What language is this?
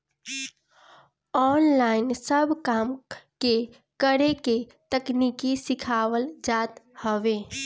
Bhojpuri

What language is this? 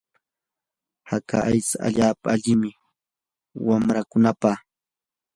Yanahuanca Pasco Quechua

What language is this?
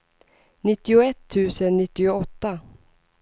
Swedish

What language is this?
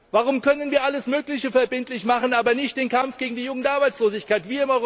German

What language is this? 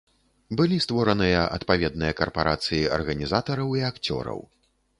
Belarusian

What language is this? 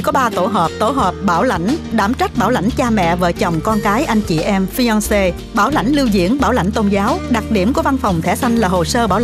Vietnamese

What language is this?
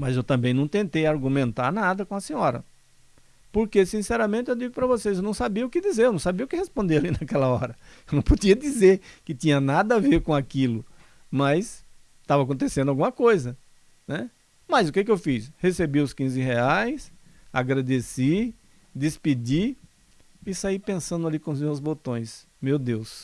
Portuguese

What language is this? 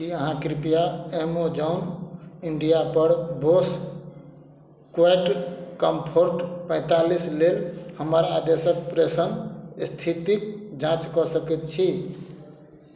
Maithili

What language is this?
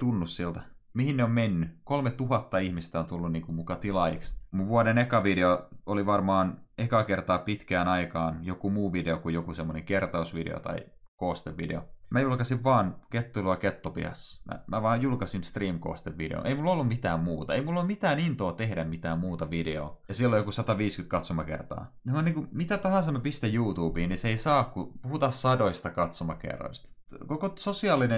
Finnish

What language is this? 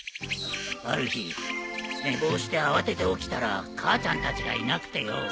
Japanese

